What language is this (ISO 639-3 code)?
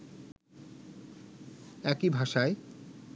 ben